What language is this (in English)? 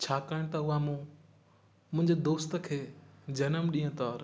Sindhi